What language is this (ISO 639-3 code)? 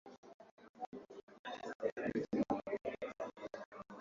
swa